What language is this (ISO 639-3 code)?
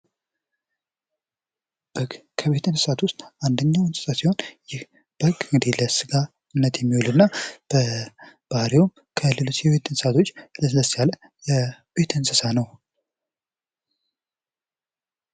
amh